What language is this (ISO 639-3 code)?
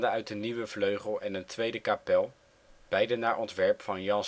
nld